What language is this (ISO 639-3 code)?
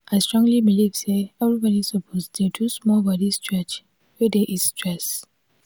pcm